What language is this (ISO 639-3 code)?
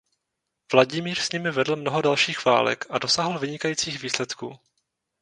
ces